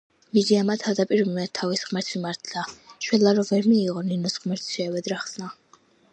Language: Georgian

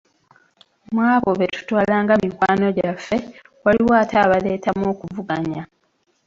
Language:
Ganda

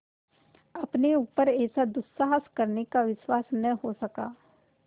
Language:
Hindi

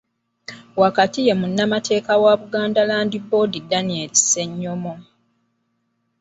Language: Ganda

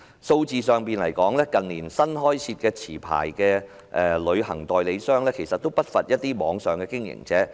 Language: Cantonese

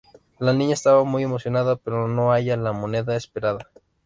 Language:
Spanish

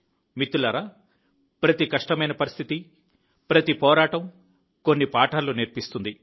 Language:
Telugu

